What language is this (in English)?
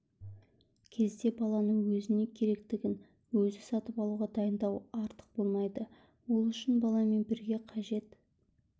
Kazakh